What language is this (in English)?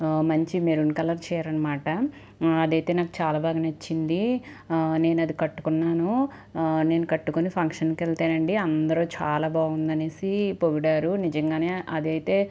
Telugu